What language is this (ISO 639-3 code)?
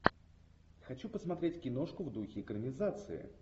rus